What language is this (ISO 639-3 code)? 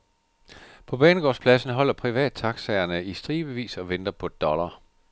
dan